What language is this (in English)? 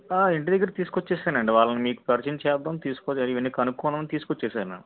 Telugu